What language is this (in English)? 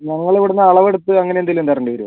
Malayalam